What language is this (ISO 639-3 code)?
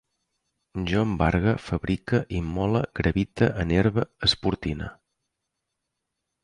cat